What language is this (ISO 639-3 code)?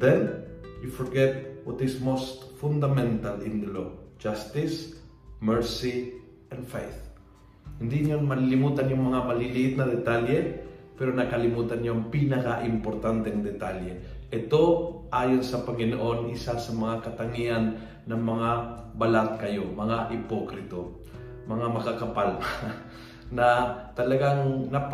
fil